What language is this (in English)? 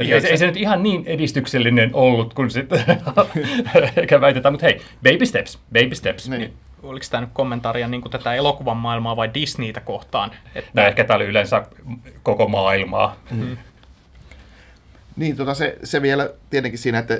Finnish